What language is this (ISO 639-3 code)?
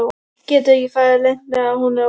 isl